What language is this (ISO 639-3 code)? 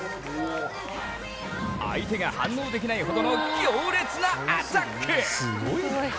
jpn